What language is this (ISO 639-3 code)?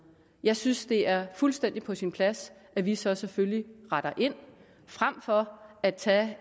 dan